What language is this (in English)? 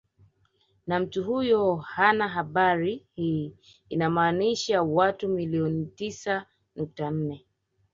Swahili